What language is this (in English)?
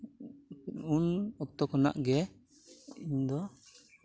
Santali